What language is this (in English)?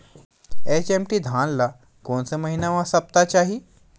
Chhattisgarhi